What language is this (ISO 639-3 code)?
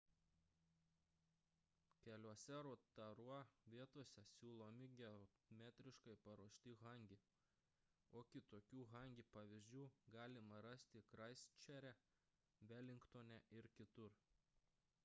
lit